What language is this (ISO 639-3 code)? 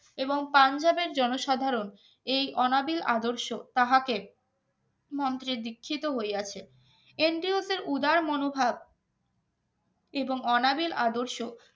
ben